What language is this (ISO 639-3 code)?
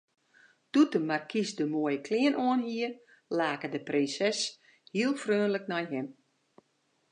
fry